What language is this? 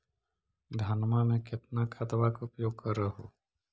Magahi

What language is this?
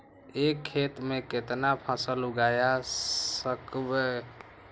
Magahi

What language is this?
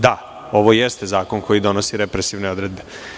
Serbian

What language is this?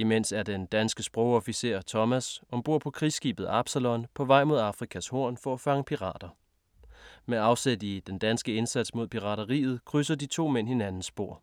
Danish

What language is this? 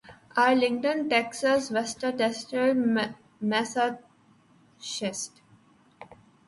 Urdu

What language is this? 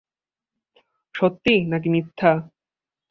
Bangla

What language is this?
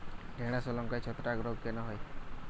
Bangla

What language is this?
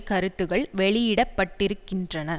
Tamil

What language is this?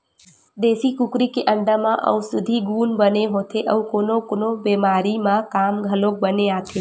Chhattisgarhi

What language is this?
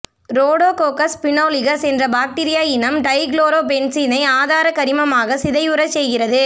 Tamil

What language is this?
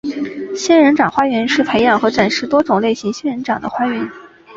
Chinese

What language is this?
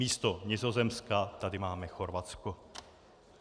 Czech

